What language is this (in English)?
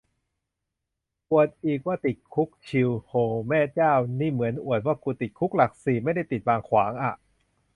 Thai